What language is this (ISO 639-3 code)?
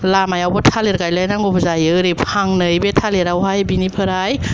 brx